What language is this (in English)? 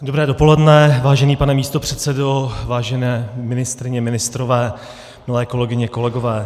Czech